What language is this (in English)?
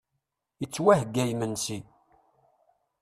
Kabyle